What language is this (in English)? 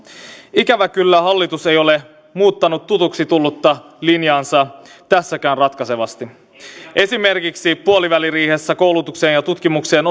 Finnish